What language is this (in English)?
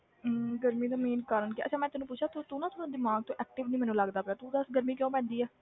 Punjabi